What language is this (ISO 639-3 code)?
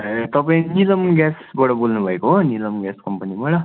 nep